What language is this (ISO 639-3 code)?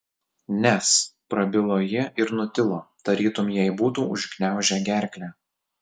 lit